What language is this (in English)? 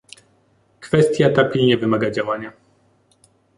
Polish